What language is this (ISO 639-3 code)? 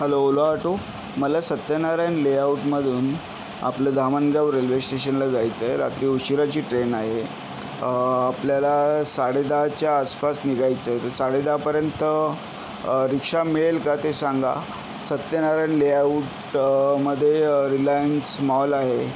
mar